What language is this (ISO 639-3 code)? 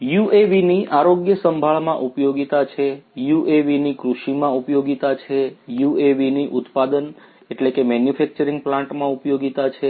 guj